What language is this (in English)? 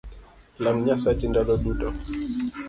Luo (Kenya and Tanzania)